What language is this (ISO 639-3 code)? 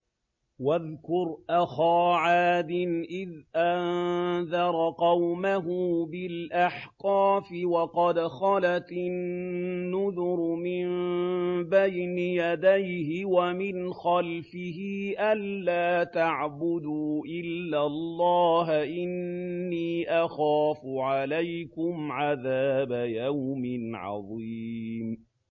ara